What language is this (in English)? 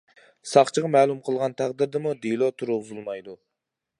Uyghur